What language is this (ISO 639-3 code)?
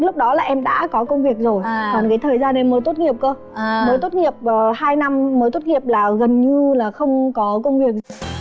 vie